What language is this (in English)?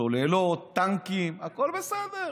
Hebrew